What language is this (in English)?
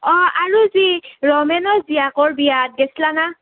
Assamese